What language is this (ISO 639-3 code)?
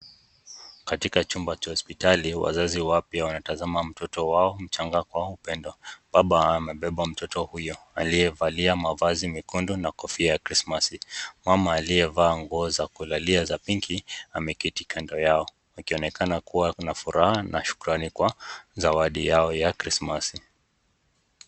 swa